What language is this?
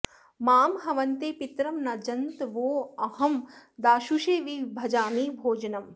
Sanskrit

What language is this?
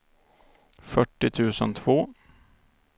Swedish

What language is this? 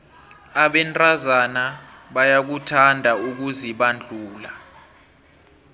South Ndebele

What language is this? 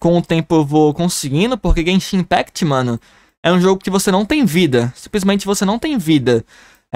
Portuguese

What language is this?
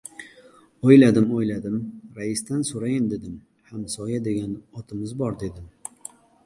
Uzbek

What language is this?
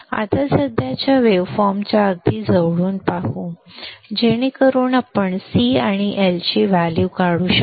Marathi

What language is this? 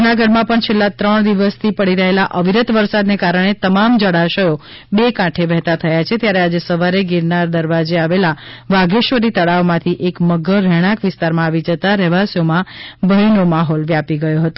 Gujarati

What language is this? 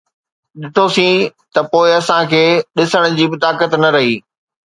Sindhi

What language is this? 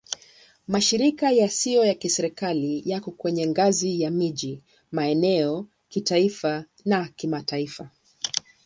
Swahili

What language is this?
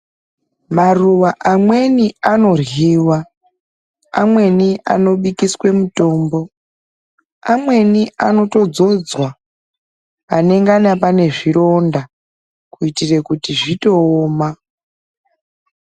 Ndau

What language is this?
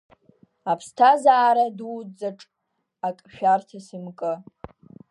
Abkhazian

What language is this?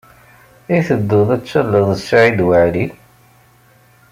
Kabyle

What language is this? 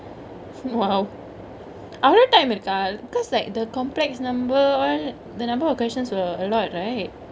English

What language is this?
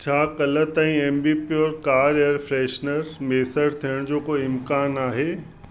Sindhi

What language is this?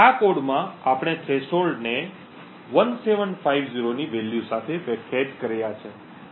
Gujarati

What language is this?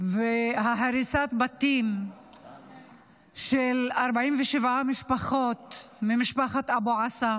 Hebrew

